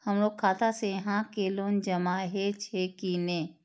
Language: Maithili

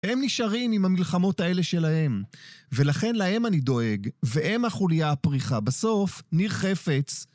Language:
Hebrew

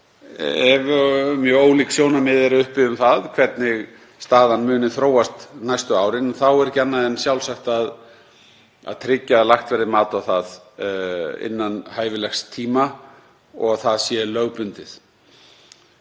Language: Icelandic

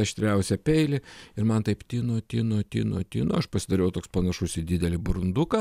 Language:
Lithuanian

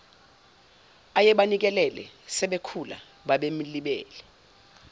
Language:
Zulu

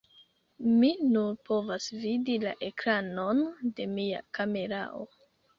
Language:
Esperanto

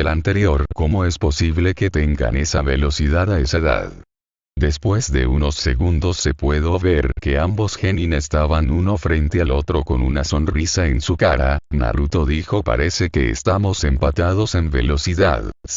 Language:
Spanish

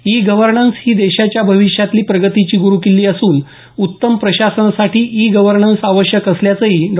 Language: Marathi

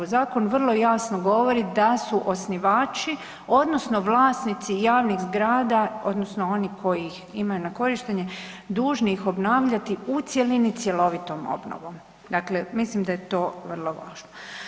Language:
Croatian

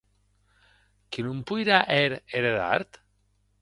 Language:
Occitan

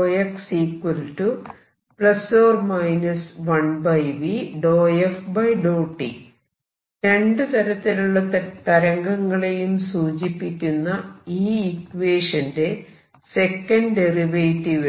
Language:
Malayalam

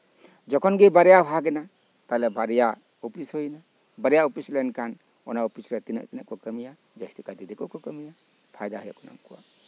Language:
Santali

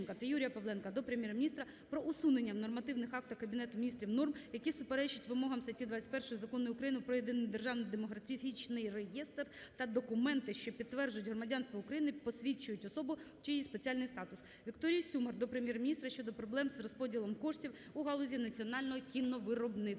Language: Ukrainian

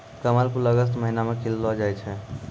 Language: Maithili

